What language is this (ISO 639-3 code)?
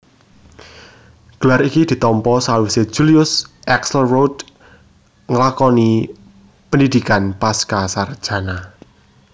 jav